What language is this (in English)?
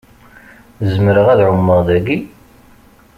Kabyle